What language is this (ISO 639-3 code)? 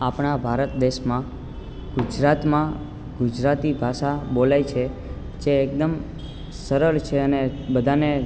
guj